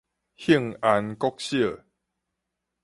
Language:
Min Nan Chinese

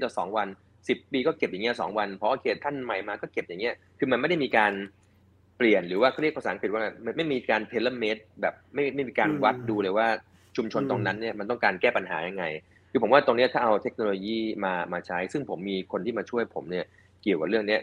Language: Thai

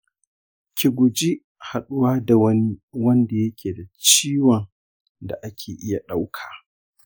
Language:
Hausa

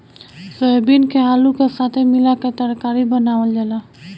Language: Bhojpuri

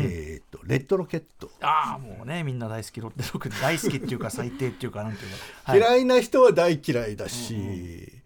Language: Japanese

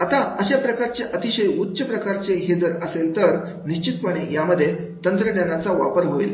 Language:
Marathi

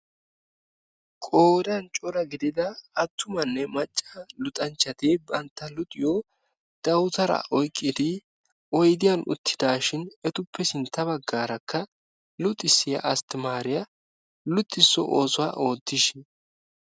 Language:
Wolaytta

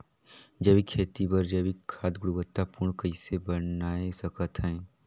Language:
Chhattisgarhi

